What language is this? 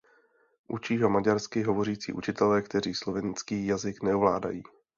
Czech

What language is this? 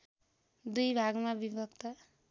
Nepali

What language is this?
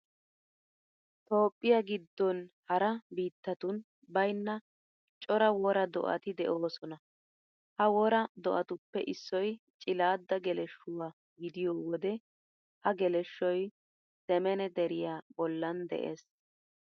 Wolaytta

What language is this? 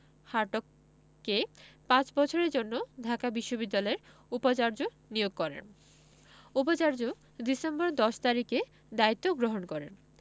Bangla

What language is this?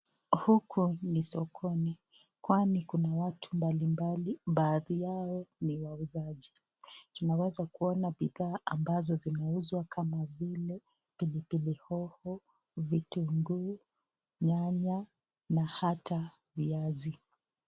Swahili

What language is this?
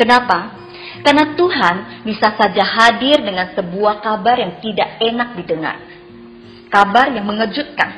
Indonesian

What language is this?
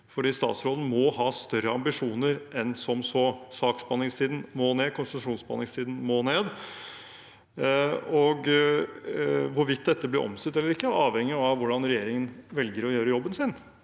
Norwegian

